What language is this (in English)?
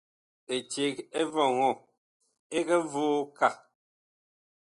Bakoko